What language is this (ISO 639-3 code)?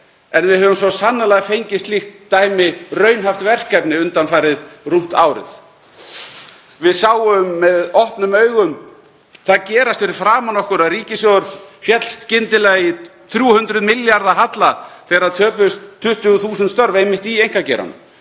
isl